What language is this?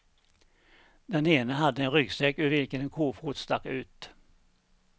Swedish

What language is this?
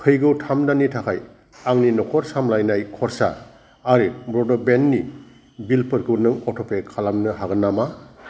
Bodo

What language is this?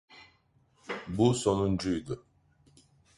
Turkish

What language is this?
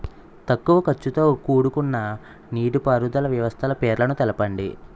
Telugu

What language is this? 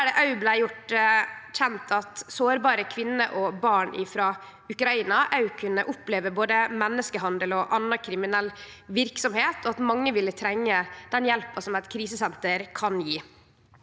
Norwegian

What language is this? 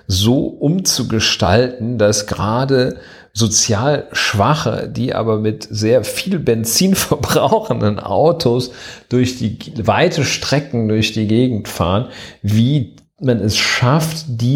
German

